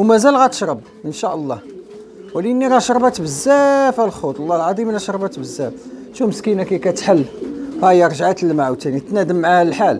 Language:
Arabic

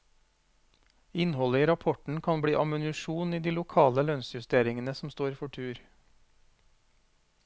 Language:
Norwegian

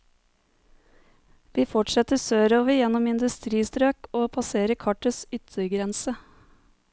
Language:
Norwegian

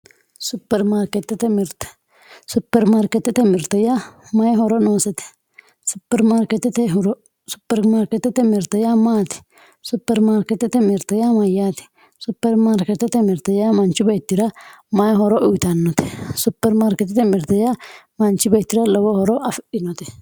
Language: Sidamo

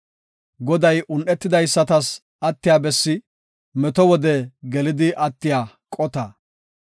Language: Gofa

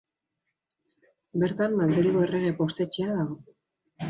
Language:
Basque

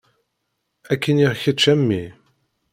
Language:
Kabyle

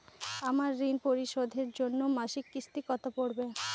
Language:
Bangla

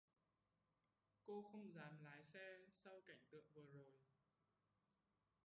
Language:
Vietnamese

